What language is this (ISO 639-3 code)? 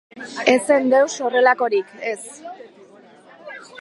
eus